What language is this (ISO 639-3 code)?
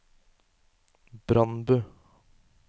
nor